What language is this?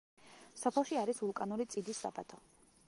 Georgian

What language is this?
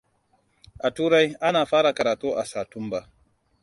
Hausa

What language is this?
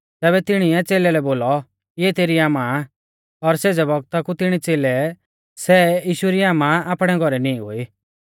Mahasu Pahari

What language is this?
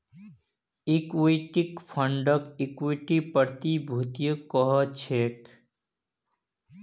Magahi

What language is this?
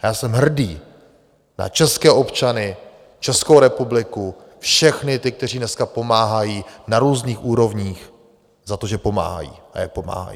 Czech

